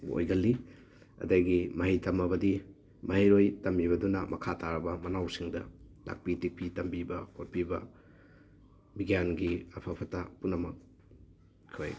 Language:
Manipuri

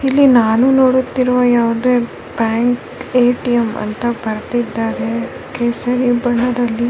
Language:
Kannada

